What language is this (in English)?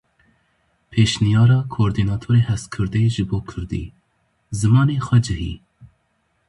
Kurdish